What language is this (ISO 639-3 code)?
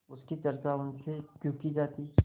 hin